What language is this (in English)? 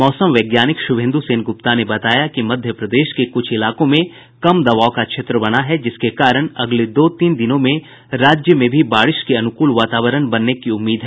Hindi